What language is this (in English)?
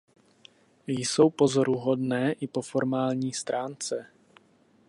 Czech